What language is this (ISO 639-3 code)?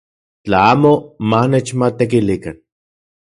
ncx